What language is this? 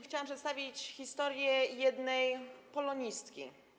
Polish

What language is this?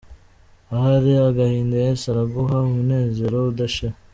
Kinyarwanda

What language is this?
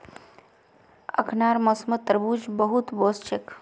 Magahi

